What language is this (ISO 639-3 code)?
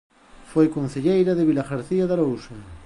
glg